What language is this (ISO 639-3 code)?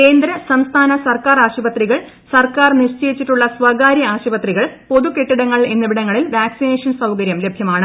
mal